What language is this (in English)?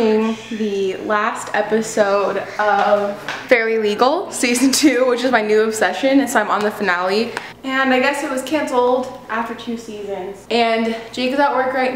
English